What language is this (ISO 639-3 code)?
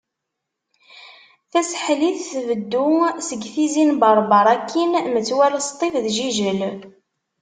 kab